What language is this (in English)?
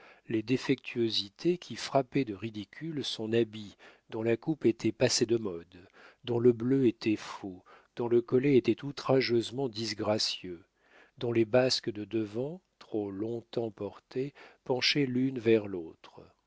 French